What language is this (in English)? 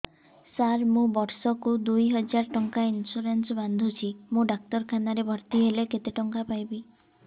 Odia